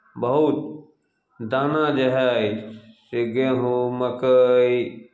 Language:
Maithili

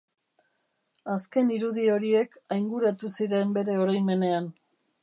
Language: Basque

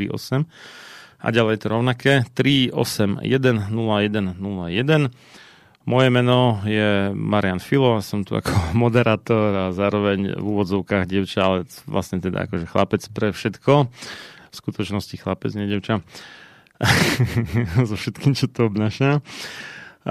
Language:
Slovak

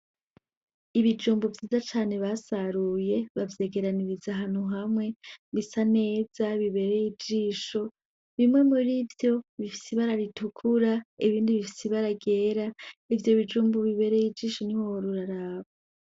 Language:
Rundi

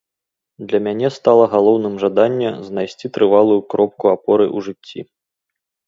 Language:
Belarusian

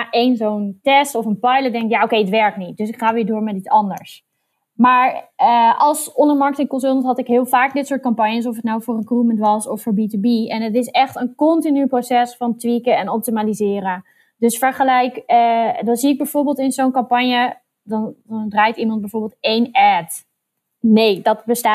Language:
Dutch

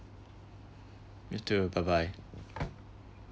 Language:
English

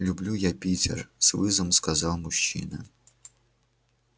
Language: Russian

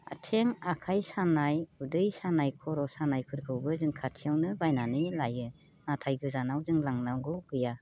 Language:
Bodo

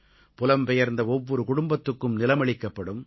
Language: Tamil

